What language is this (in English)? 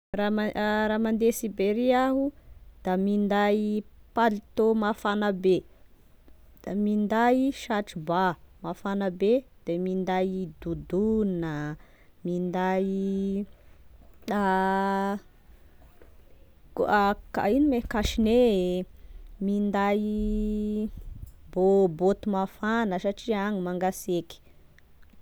Tesaka Malagasy